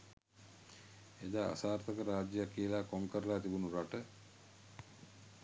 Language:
Sinhala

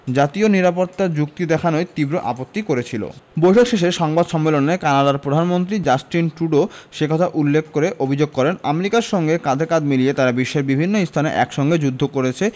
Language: Bangla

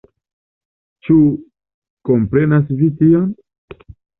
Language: Esperanto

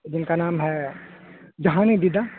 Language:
Urdu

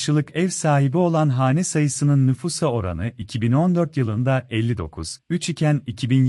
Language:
Turkish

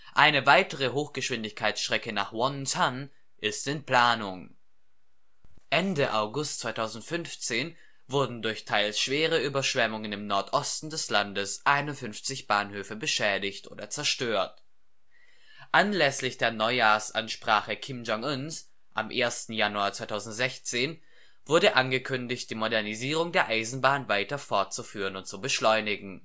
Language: German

